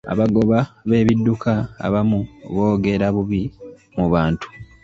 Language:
Ganda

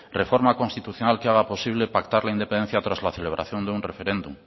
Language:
Spanish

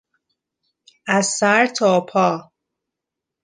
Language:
Persian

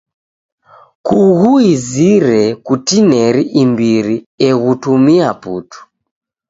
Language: Taita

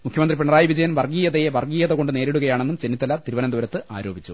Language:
Malayalam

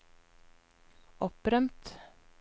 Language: Norwegian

